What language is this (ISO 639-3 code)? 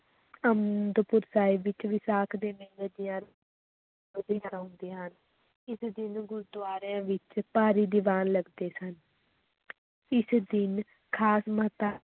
pan